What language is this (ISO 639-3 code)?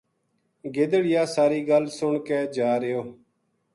gju